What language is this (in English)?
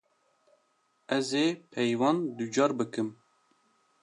Kurdish